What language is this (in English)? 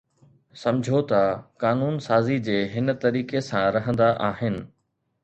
Sindhi